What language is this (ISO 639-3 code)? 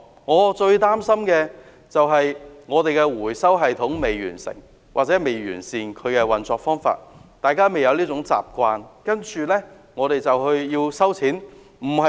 yue